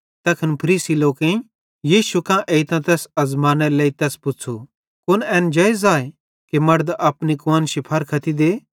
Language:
Bhadrawahi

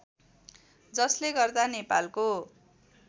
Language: Nepali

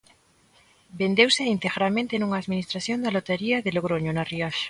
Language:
Galician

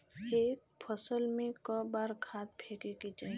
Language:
Bhojpuri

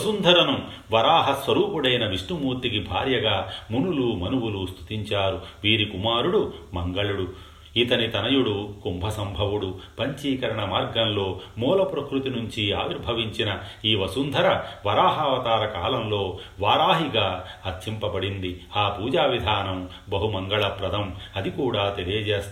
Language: Telugu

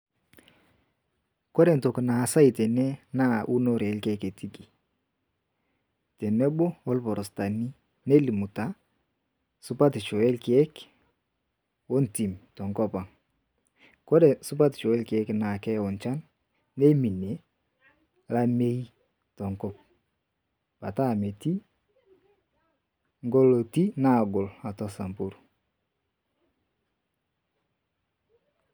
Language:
Masai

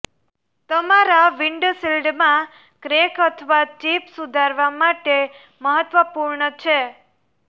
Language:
Gujarati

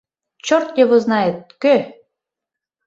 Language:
Mari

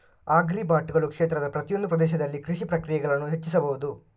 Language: Kannada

